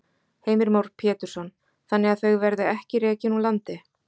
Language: Icelandic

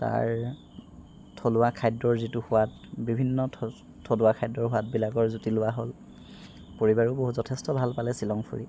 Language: Assamese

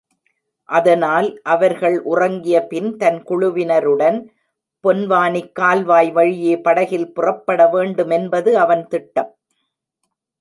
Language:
Tamil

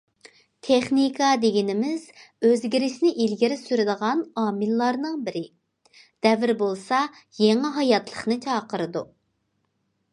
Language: Uyghur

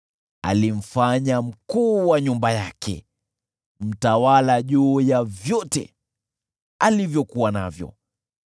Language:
Swahili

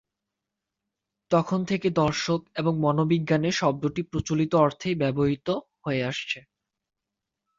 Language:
Bangla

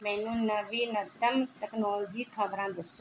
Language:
Punjabi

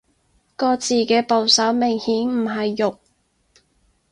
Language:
Cantonese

